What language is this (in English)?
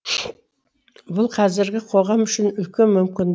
Kazakh